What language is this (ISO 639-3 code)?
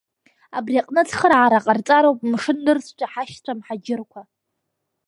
abk